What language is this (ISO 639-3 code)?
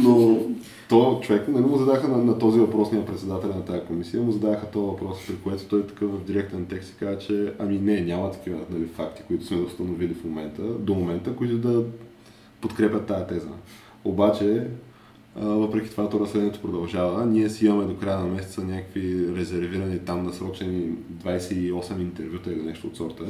bul